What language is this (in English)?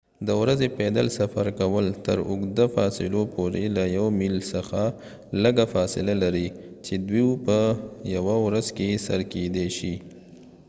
Pashto